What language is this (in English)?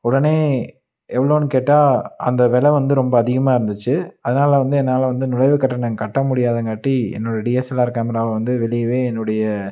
Tamil